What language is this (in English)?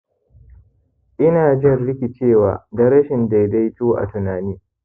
Hausa